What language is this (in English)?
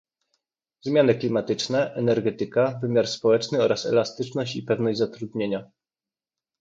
Polish